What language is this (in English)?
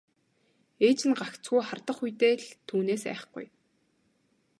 Mongolian